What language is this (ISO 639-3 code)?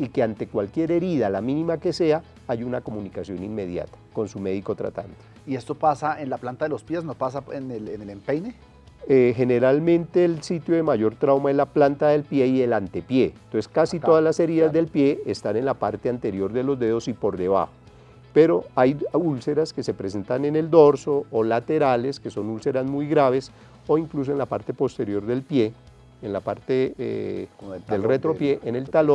spa